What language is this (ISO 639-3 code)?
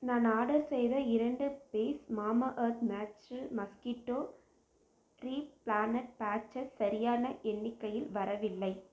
tam